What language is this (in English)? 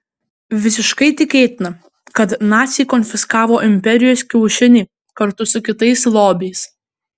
Lithuanian